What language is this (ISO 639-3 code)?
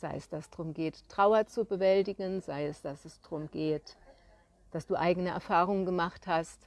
deu